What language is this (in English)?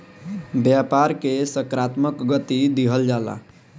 Bhojpuri